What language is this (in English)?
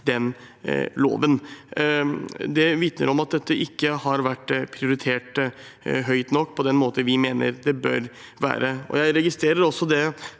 Norwegian